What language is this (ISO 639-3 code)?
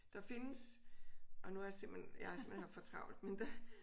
dan